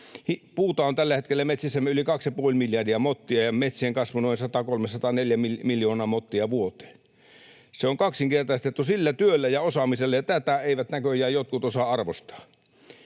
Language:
Finnish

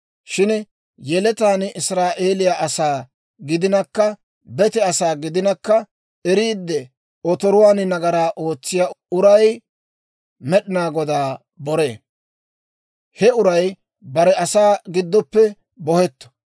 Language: Dawro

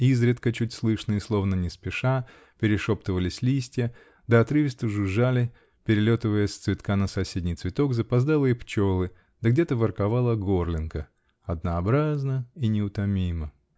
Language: Russian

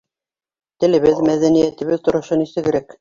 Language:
Bashkir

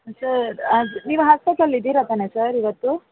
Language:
Kannada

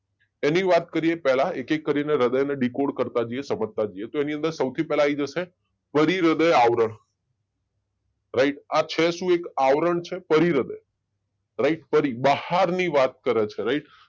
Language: Gujarati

